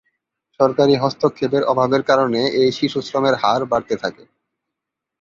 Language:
Bangla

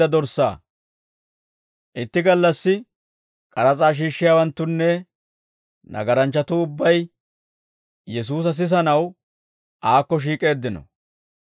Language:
Dawro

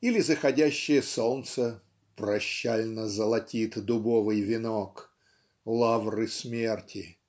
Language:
Russian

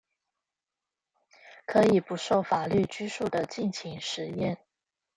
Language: Chinese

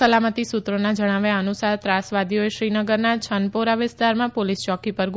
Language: Gujarati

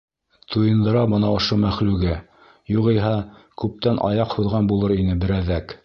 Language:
Bashkir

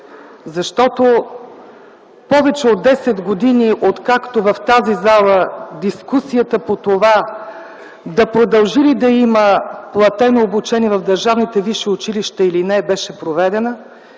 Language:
Bulgarian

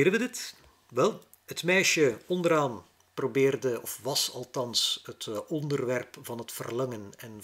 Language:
Dutch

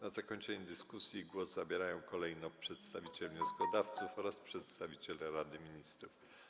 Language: Polish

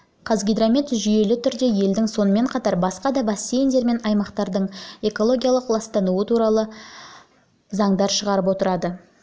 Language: Kazakh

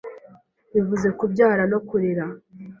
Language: Kinyarwanda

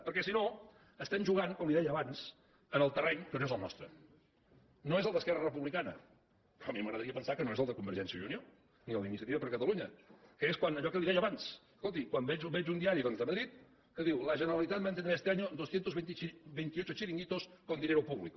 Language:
Catalan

